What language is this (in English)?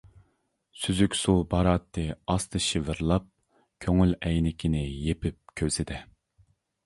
Uyghur